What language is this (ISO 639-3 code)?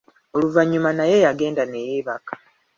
lug